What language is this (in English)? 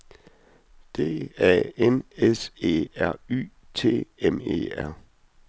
Danish